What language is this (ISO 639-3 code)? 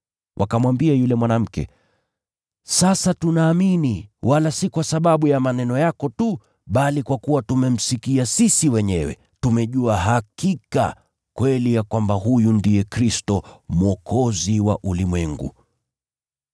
swa